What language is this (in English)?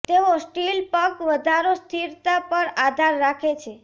Gujarati